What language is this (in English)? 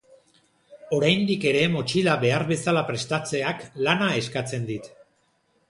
Basque